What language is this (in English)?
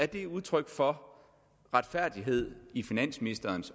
Danish